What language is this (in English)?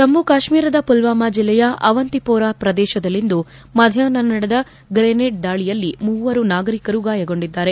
Kannada